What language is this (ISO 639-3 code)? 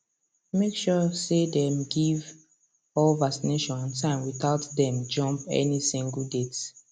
pcm